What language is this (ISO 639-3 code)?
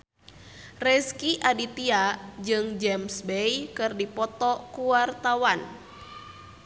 sun